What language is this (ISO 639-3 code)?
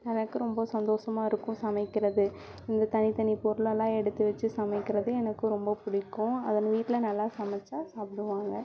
tam